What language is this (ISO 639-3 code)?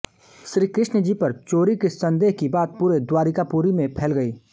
hin